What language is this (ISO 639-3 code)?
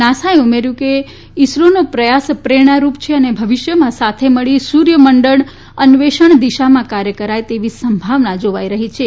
guj